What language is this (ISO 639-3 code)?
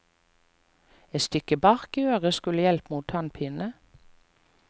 nor